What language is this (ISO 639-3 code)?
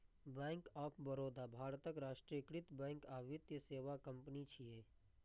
mai